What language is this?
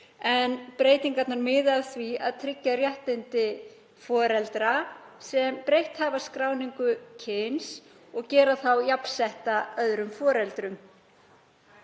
Icelandic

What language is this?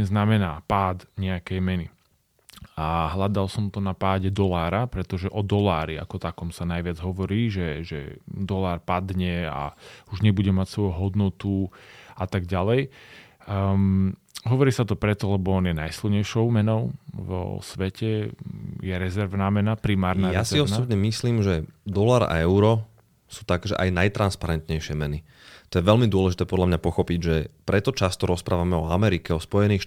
Slovak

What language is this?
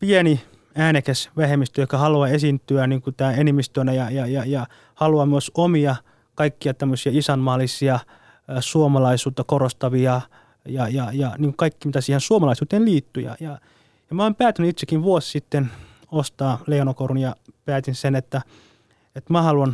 Finnish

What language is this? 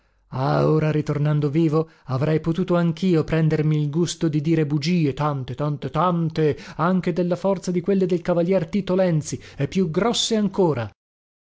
Italian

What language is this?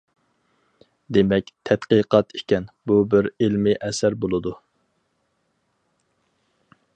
Uyghur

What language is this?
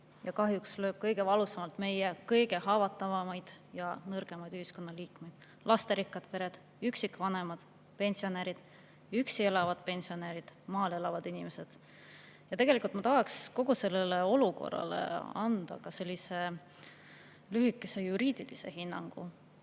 Estonian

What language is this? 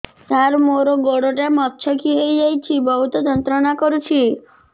Odia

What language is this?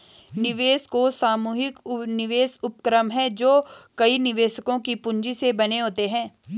Hindi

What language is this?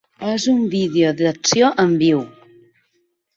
Catalan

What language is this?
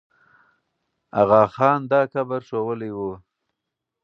Pashto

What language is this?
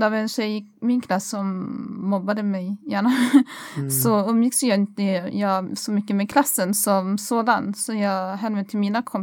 Swedish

